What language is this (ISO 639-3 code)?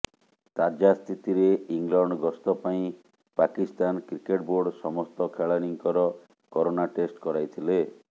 ori